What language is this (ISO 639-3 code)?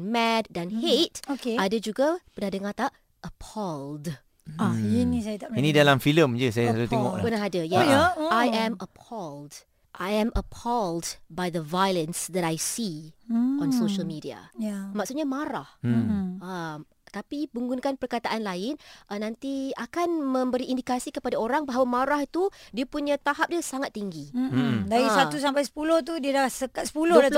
msa